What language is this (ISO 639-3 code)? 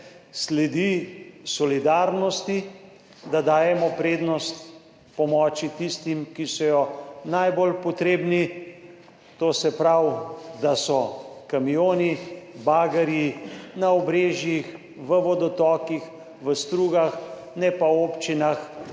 slv